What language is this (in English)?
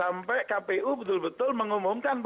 Indonesian